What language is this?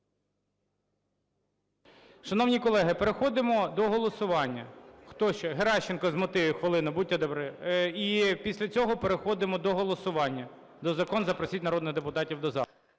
Ukrainian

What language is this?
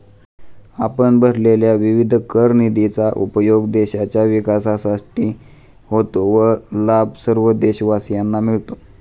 Marathi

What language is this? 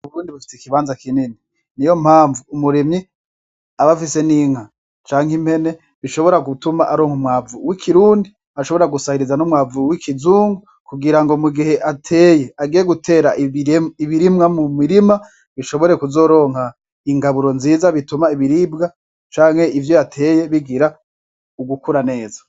Rundi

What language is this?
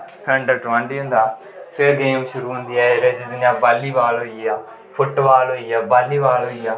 Dogri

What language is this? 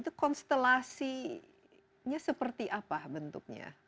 Indonesian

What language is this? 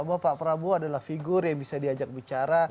Indonesian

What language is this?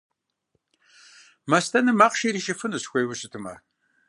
Kabardian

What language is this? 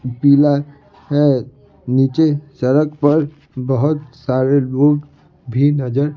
Hindi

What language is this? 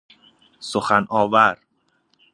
Persian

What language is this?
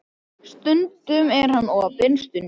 Icelandic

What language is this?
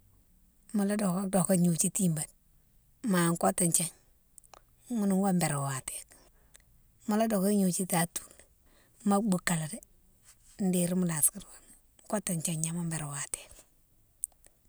Mansoanka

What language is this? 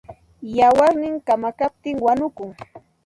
Santa Ana de Tusi Pasco Quechua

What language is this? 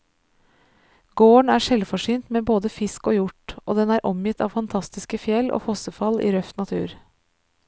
Norwegian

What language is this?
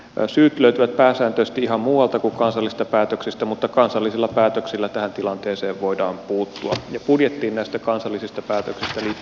Finnish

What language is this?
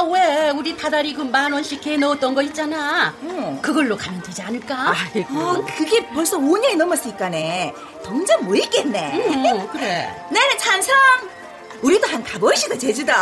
Korean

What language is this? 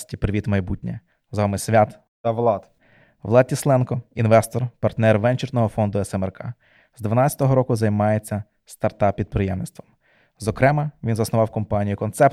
Ukrainian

